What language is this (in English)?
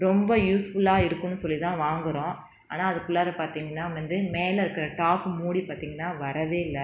Tamil